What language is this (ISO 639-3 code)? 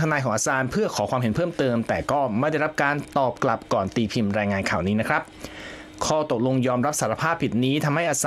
tha